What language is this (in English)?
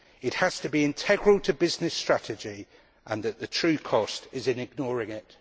English